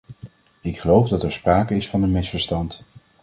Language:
Dutch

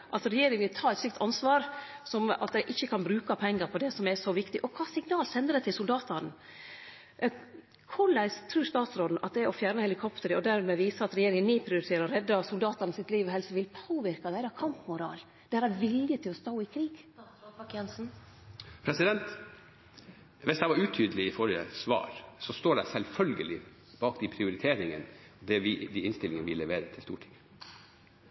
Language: Norwegian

